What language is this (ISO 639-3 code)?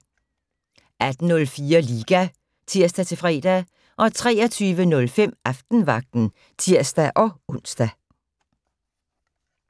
dan